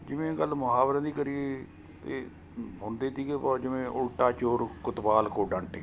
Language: Punjabi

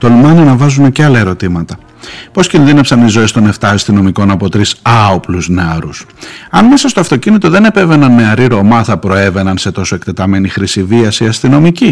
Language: Greek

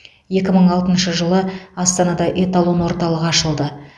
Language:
Kazakh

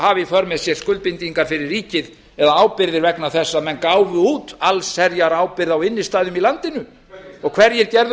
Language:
Icelandic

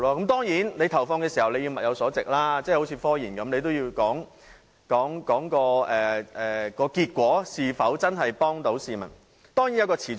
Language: Cantonese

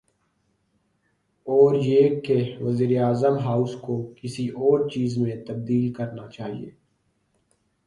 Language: Urdu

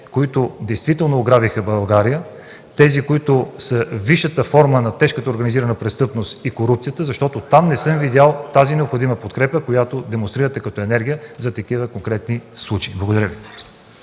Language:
Bulgarian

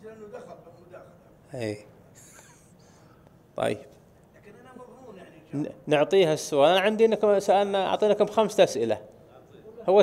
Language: Arabic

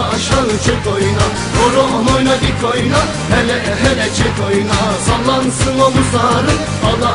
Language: Turkish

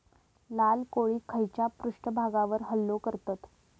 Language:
Marathi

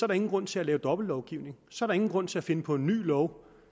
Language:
Danish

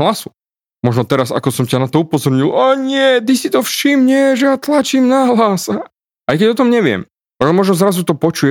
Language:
Slovak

